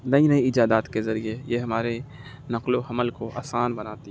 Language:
Urdu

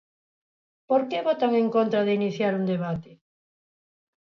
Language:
Galician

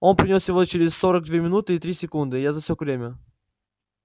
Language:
Russian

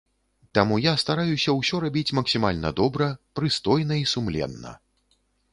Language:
Belarusian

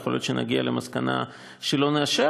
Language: Hebrew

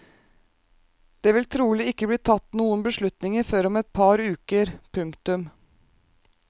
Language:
Norwegian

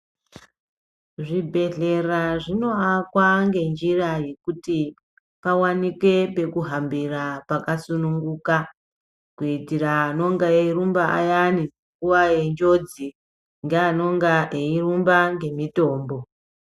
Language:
Ndau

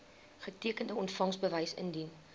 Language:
Afrikaans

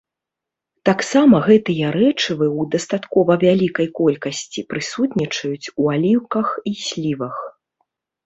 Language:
Belarusian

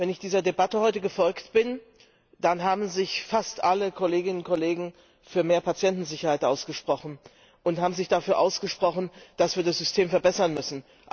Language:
German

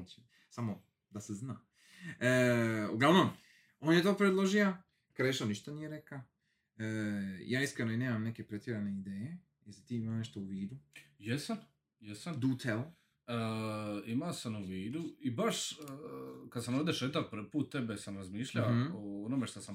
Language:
Croatian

